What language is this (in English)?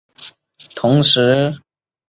Chinese